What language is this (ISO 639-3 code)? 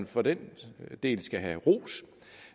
dan